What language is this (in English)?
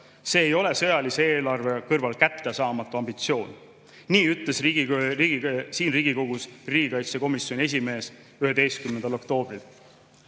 Estonian